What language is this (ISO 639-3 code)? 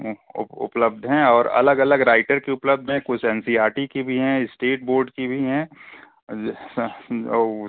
hin